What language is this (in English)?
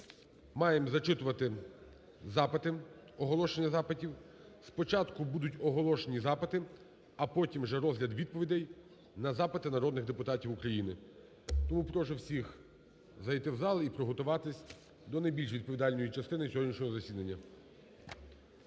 Ukrainian